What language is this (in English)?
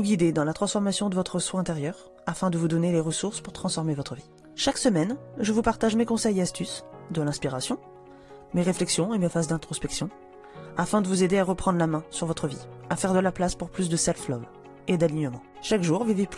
French